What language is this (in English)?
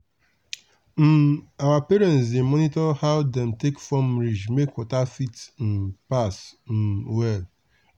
Nigerian Pidgin